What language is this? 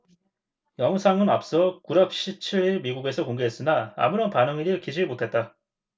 Korean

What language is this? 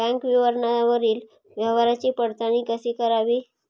Marathi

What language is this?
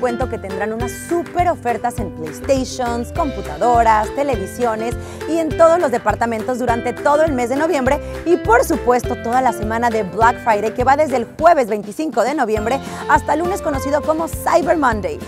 Spanish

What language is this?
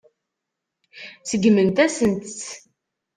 Kabyle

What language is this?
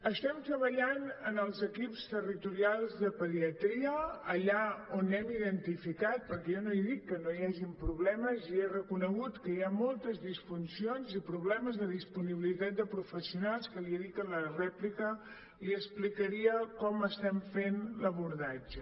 Catalan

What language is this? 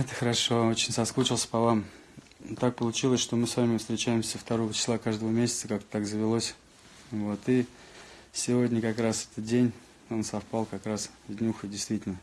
Russian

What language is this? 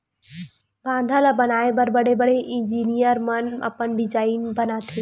Chhattisgarhi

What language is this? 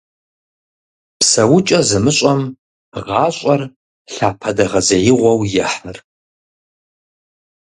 Kabardian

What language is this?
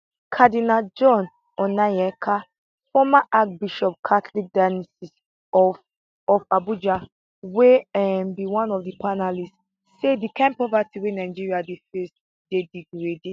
Nigerian Pidgin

